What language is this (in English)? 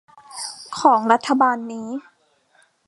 Thai